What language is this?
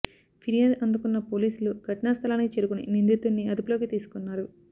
Telugu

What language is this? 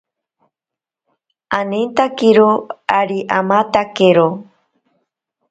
Ashéninka Perené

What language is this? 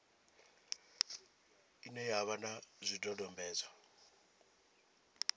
Venda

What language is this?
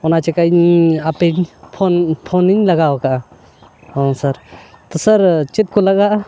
Santali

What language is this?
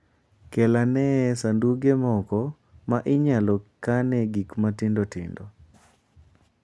Luo (Kenya and Tanzania)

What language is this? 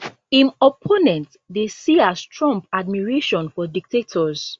Nigerian Pidgin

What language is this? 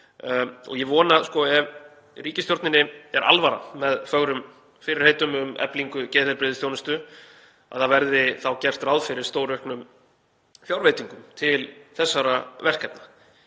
Icelandic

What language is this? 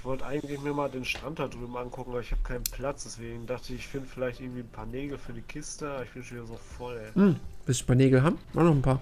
German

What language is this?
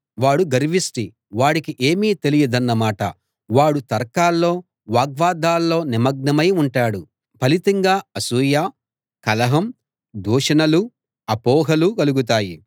Telugu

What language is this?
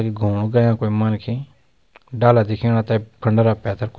Garhwali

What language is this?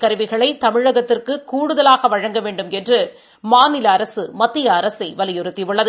Tamil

